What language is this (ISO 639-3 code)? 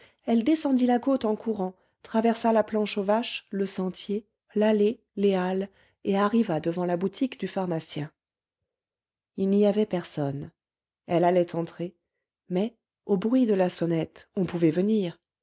fra